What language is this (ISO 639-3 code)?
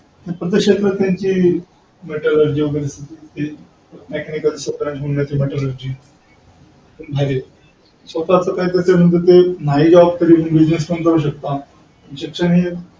mar